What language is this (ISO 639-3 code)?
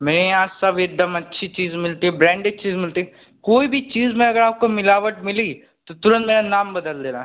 hin